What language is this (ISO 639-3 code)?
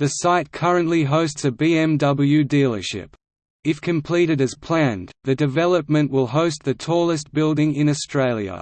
eng